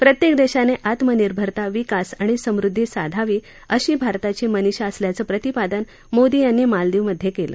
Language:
Marathi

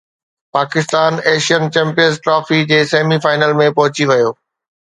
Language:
Sindhi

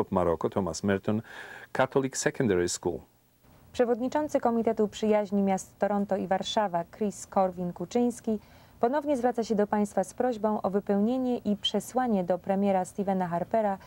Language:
Polish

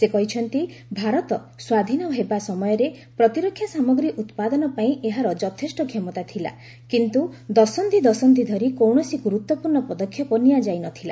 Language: Odia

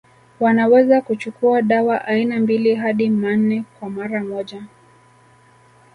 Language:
Swahili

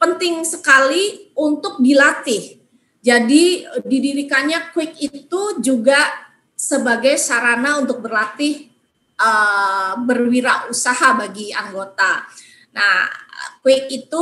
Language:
Indonesian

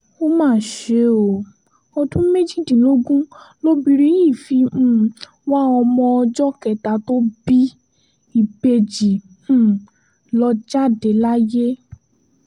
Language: Yoruba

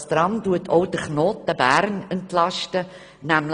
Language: Swiss German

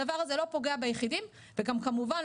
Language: Hebrew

